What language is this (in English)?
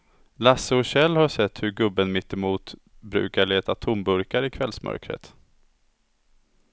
Swedish